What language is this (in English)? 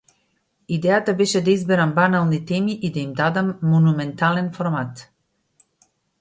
Macedonian